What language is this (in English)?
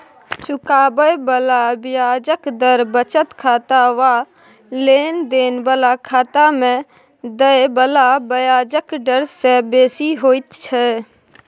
Maithili